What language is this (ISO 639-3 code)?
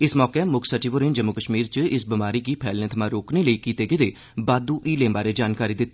doi